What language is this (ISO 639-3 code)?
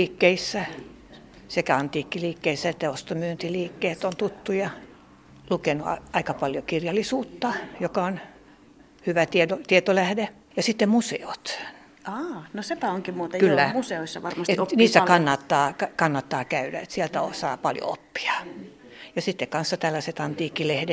fin